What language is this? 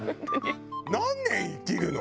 Japanese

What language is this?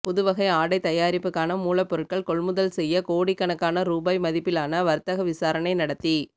Tamil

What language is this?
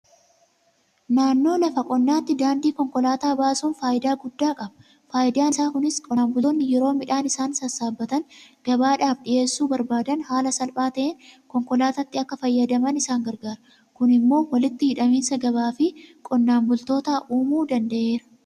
Oromo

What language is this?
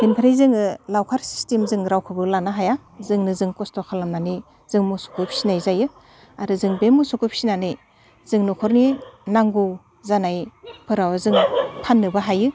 Bodo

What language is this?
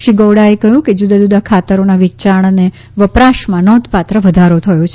Gujarati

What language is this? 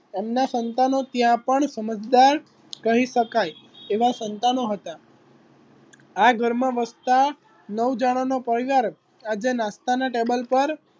Gujarati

